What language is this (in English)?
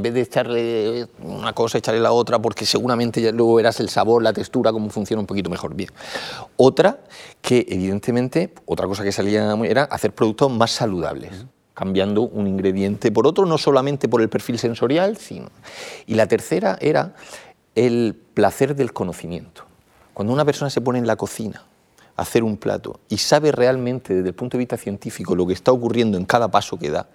Spanish